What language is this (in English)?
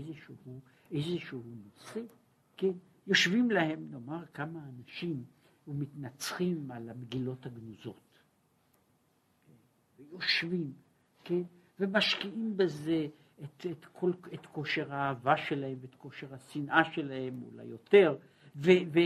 Hebrew